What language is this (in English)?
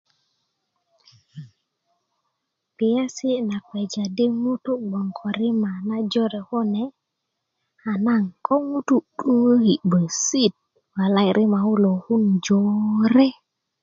Kuku